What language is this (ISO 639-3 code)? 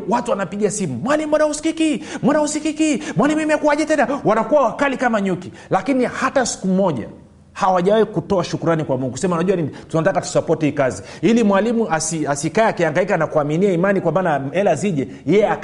swa